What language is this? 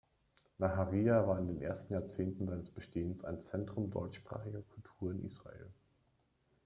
German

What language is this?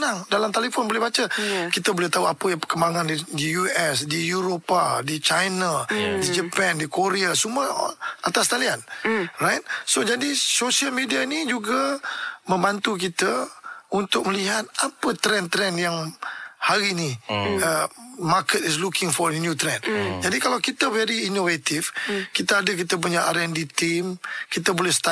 Malay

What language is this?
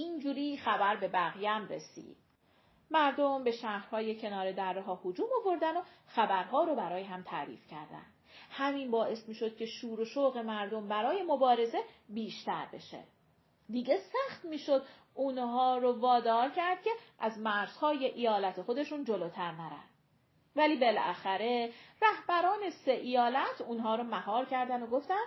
Persian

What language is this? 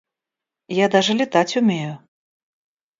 Russian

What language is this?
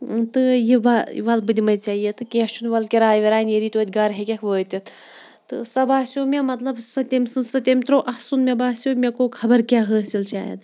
Kashmiri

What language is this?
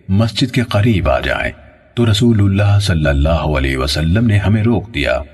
Urdu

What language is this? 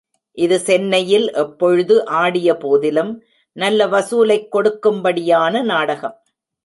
Tamil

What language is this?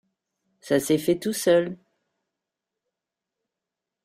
French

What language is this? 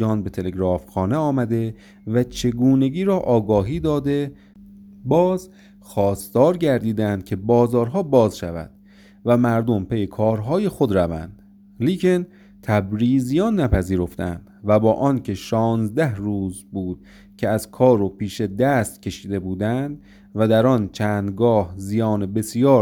Persian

